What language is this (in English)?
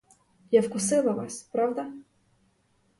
Ukrainian